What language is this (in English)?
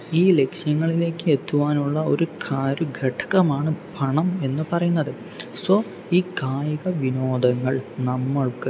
Malayalam